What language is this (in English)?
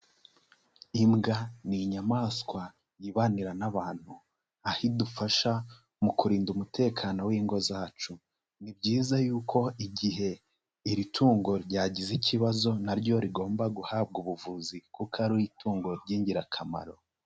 Kinyarwanda